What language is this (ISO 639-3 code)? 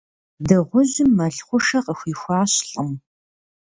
kbd